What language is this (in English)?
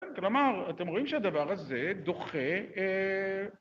Hebrew